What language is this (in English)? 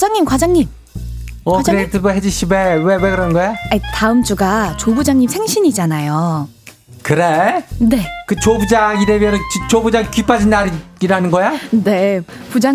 Korean